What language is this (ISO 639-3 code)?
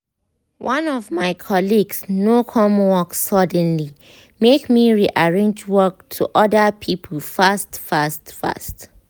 pcm